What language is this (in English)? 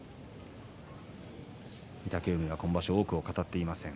Japanese